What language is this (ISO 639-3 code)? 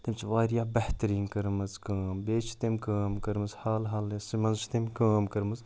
kas